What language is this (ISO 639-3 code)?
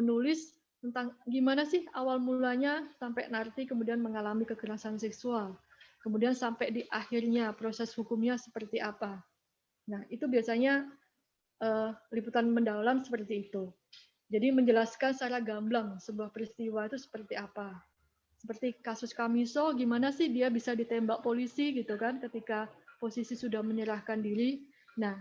ind